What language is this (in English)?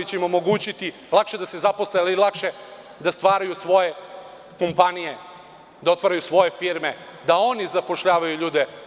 Serbian